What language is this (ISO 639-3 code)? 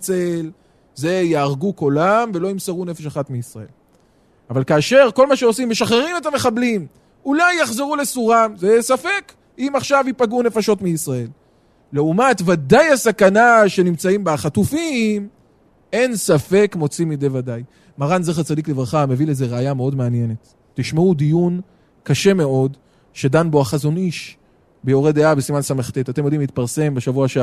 heb